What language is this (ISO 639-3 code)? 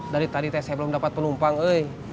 ind